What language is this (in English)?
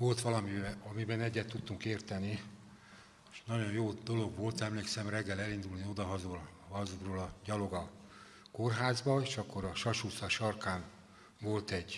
Hungarian